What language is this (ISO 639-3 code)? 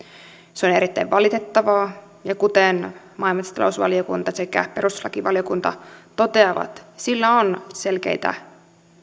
fin